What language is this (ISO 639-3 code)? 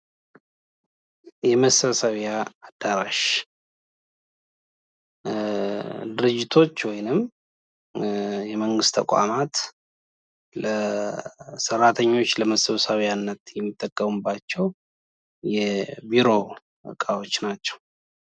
amh